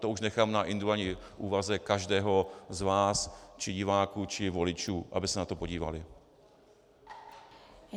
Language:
Czech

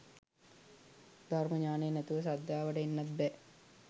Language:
Sinhala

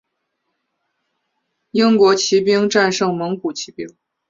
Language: Chinese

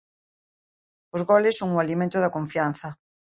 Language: Galician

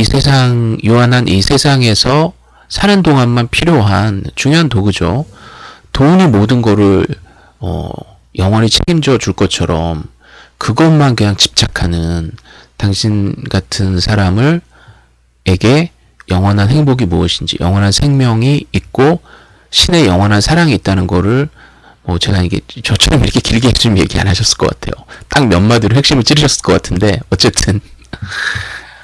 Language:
Korean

